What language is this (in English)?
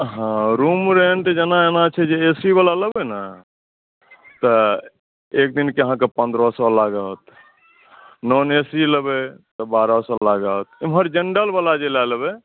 Maithili